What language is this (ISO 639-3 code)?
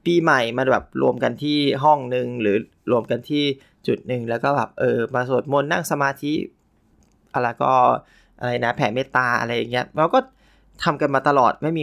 tha